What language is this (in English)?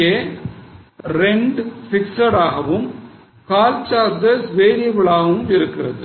Tamil